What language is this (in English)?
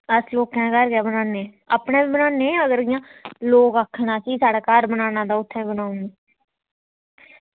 Dogri